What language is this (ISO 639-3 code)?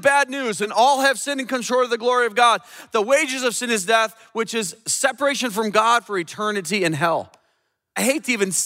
eng